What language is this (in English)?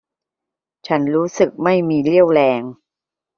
Thai